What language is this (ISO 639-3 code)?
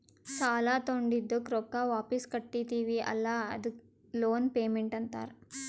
kan